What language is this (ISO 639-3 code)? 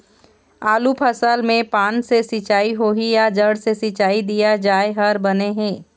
hne